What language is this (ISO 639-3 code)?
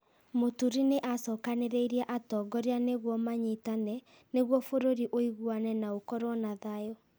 kik